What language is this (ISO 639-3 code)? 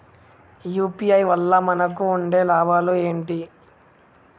tel